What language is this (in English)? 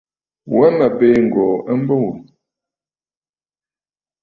Bafut